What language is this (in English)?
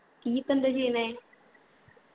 Malayalam